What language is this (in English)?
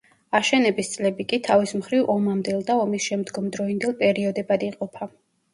Georgian